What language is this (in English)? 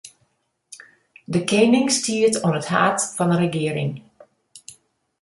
Western Frisian